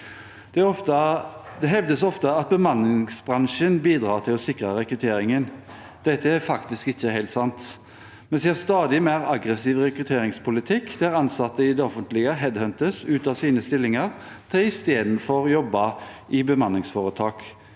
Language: Norwegian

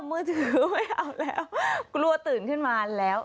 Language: Thai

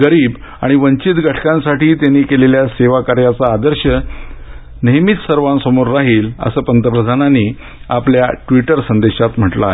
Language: Marathi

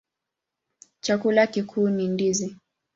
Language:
Swahili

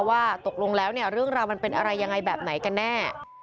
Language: Thai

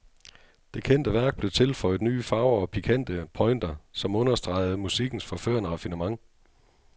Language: Danish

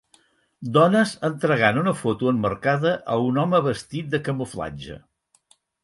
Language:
Catalan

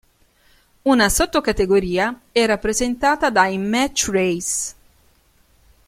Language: Italian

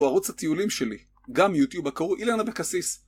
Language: Hebrew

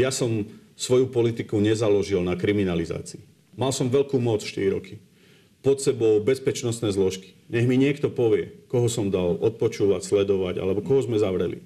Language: Slovak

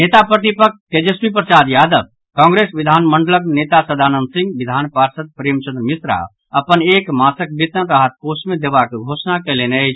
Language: Maithili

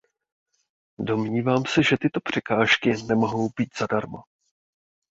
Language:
Czech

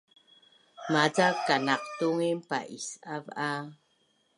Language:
Bunun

